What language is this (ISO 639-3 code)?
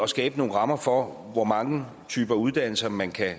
dan